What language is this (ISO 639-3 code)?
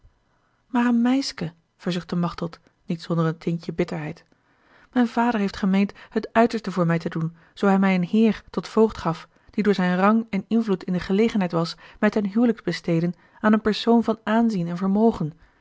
nld